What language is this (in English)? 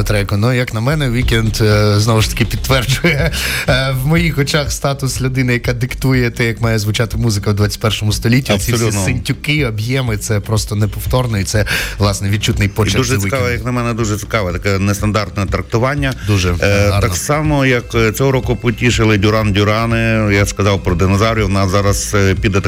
Ukrainian